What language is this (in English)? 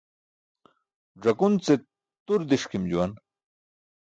Burushaski